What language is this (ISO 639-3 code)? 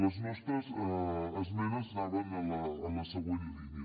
cat